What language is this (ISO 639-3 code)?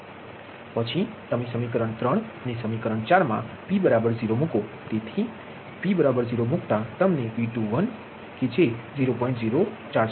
guj